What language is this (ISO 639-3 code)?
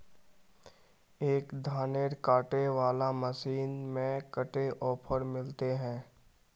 mag